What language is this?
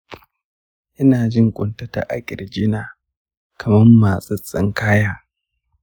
Hausa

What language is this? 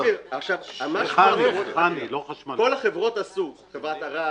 Hebrew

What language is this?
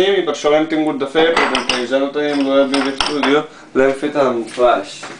Dutch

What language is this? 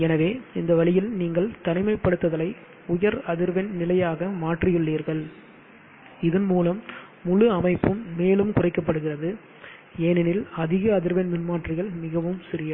Tamil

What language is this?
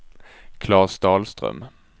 Swedish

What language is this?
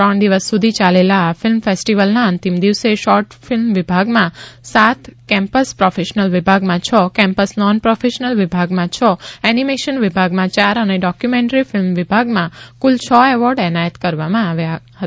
Gujarati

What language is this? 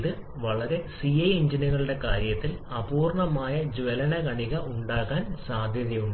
Malayalam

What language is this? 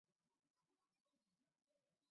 Chinese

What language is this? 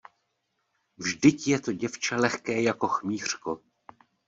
Czech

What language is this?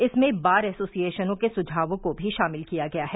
Hindi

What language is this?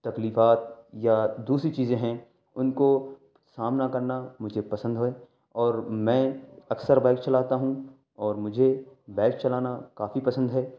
Urdu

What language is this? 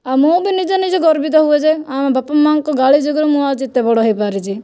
Odia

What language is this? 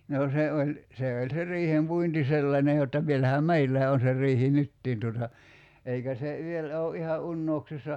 Finnish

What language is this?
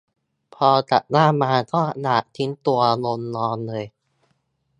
Thai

